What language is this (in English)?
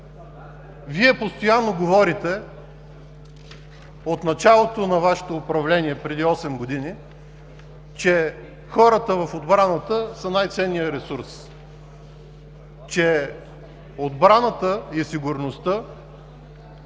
Bulgarian